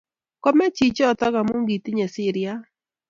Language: Kalenjin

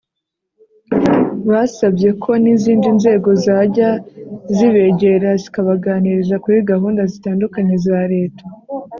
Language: Kinyarwanda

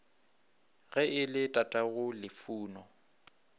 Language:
Northern Sotho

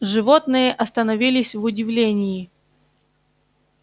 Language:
Russian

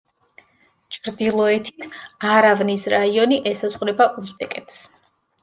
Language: Georgian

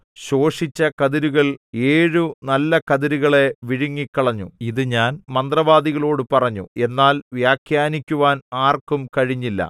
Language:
Malayalam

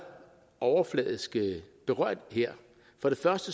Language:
Danish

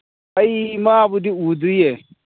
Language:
Manipuri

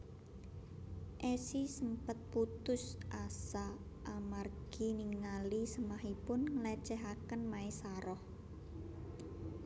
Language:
Javanese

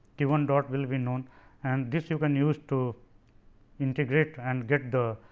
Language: English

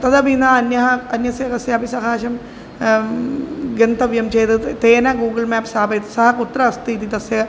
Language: Sanskrit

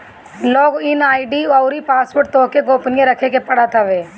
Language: Bhojpuri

